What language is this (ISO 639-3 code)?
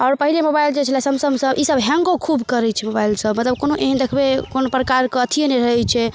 mai